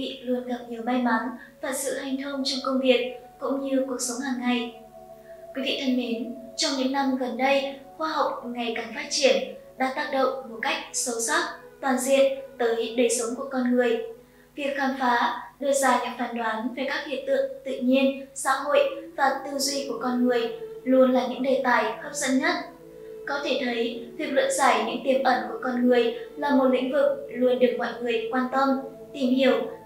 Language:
Vietnamese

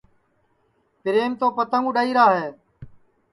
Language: Sansi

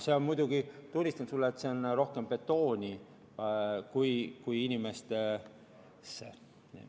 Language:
Estonian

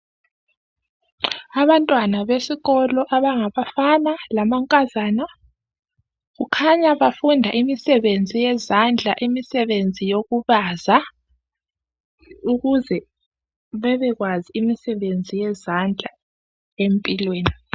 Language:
North Ndebele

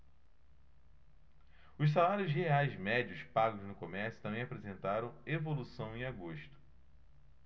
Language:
Portuguese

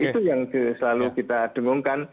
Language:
Indonesian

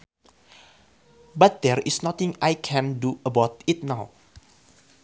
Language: Sundanese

